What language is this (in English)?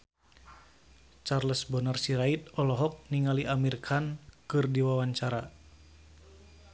Sundanese